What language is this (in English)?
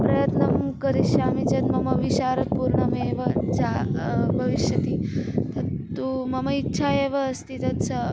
Sanskrit